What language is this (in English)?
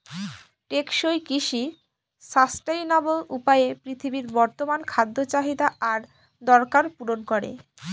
Bangla